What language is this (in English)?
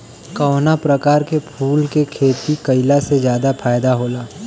Bhojpuri